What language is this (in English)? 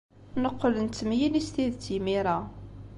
Kabyle